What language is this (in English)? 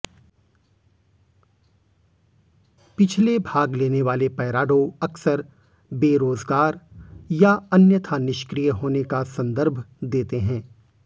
Hindi